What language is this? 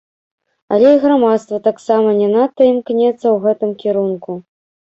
Belarusian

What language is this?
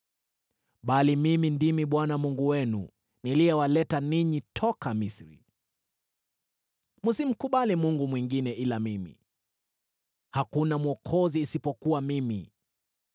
Swahili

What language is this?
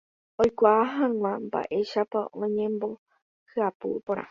Guarani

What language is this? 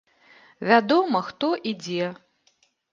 Belarusian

